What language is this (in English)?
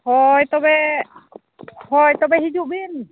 Santali